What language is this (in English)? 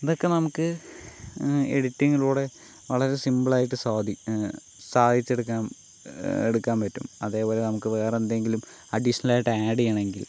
Malayalam